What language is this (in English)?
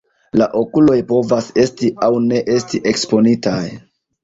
Esperanto